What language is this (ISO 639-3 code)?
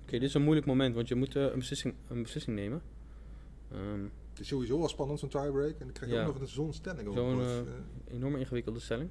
nld